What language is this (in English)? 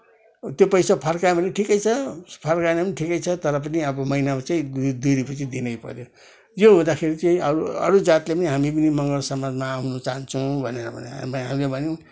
Nepali